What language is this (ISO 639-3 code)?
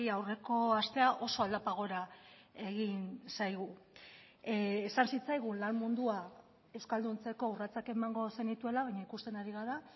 eus